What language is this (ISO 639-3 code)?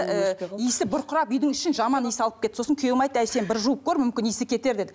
kaz